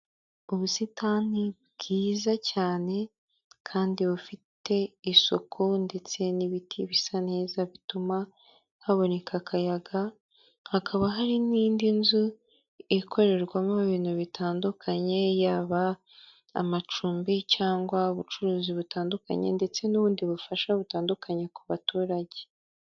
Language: Kinyarwanda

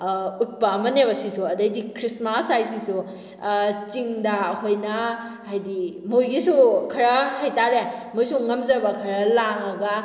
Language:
Manipuri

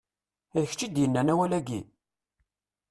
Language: Kabyle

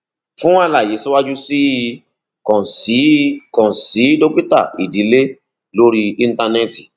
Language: Yoruba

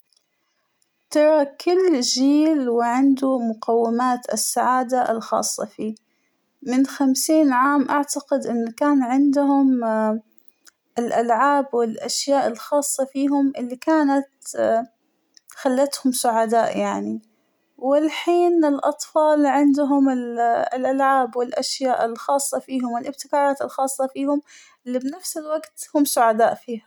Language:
Hijazi Arabic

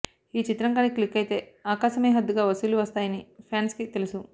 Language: Telugu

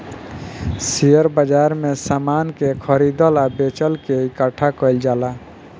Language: Bhojpuri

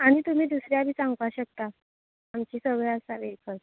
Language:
Konkani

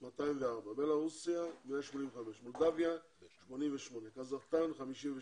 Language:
Hebrew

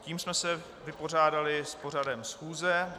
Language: Czech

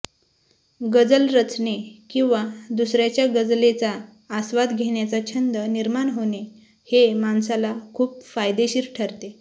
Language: Marathi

